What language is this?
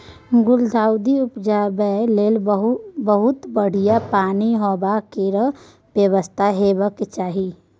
Maithili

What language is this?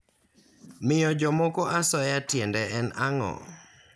Luo (Kenya and Tanzania)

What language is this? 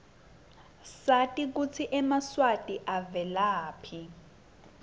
Swati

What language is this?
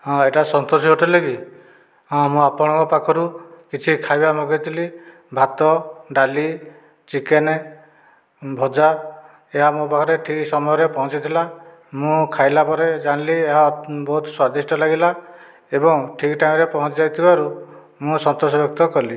Odia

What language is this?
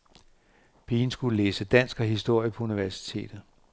Danish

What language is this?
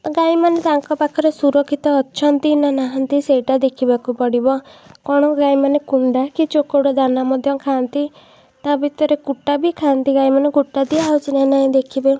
Odia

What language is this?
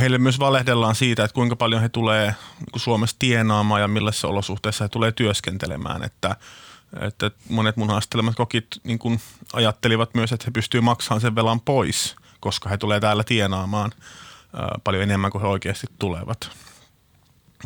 Finnish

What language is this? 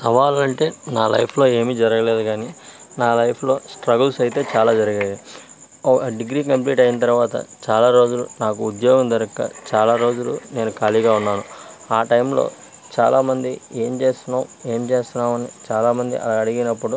Telugu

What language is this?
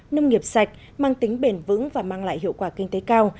Vietnamese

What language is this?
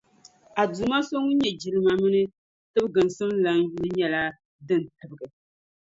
Dagbani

